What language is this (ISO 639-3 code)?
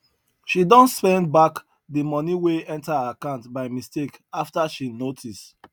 pcm